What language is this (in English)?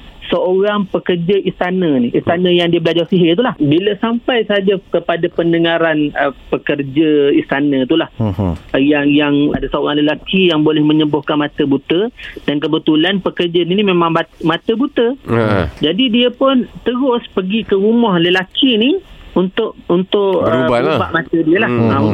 Malay